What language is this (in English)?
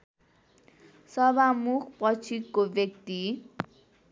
Nepali